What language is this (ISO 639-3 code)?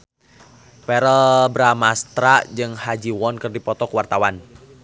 sun